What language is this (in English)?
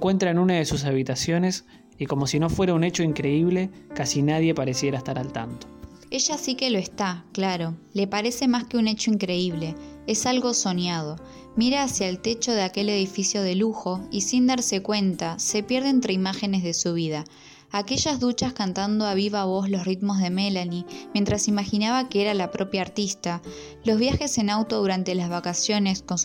Spanish